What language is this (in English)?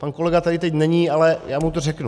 Czech